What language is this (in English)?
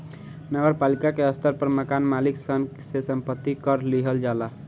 Bhojpuri